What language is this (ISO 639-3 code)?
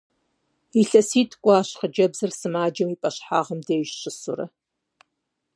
kbd